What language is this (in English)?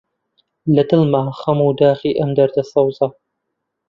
Central Kurdish